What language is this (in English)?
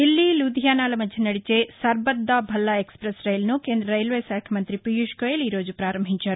Telugu